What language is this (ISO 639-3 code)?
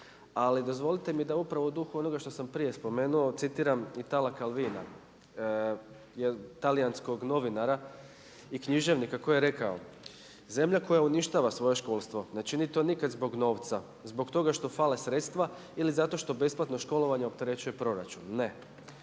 hrv